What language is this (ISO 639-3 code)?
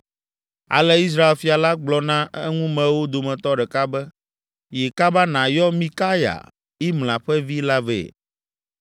ewe